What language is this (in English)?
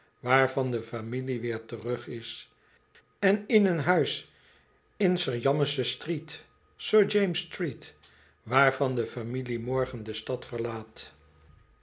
Dutch